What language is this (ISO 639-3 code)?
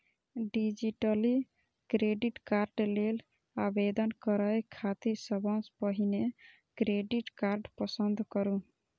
mai